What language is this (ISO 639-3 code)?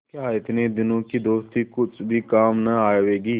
hin